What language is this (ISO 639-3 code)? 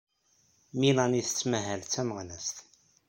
kab